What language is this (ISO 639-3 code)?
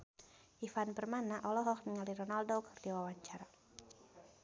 sun